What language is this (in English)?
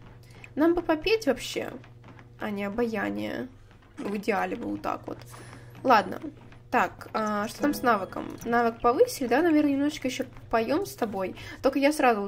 Russian